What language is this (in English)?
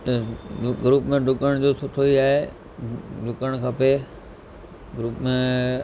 Sindhi